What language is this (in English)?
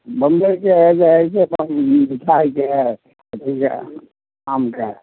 Maithili